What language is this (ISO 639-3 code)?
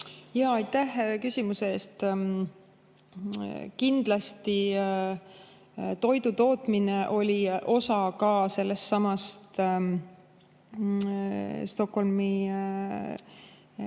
est